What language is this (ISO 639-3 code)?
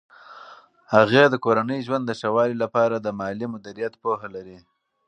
pus